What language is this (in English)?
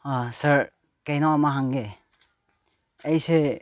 Manipuri